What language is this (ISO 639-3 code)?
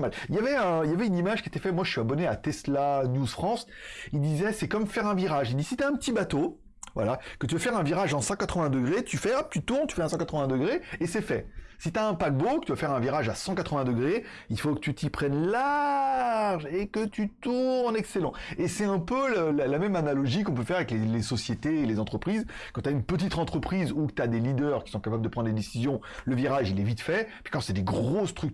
fra